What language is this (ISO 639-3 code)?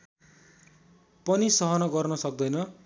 nep